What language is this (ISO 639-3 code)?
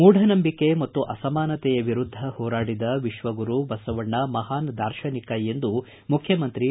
kan